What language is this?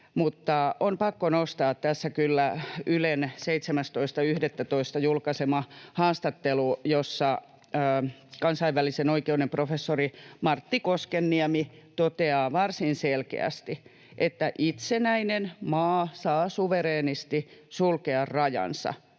Finnish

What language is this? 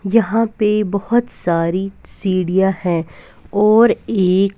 Hindi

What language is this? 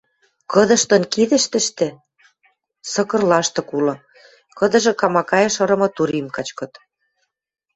Western Mari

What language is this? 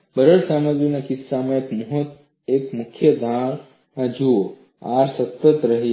Gujarati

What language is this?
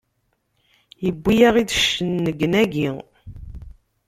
Kabyle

